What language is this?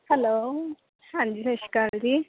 Punjabi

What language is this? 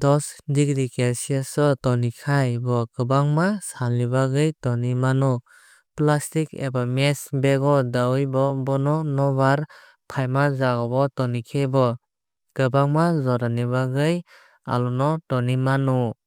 Kok Borok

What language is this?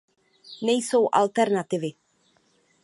Czech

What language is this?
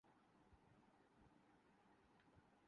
Urdu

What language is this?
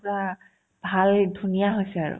Assamese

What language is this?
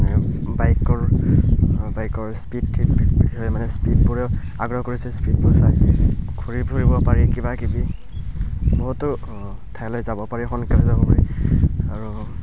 Assamese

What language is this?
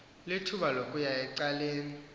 Xhosa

